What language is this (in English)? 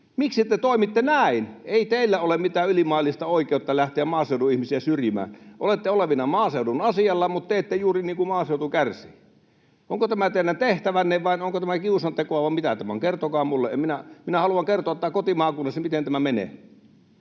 Finnish